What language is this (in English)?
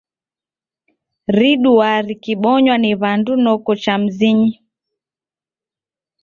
Taita